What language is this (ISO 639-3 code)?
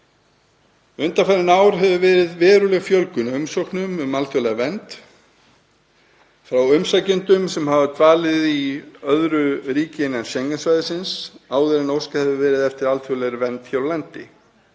isl